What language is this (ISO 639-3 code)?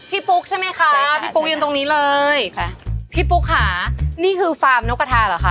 tha